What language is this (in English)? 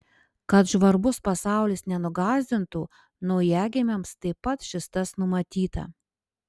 Lithuanian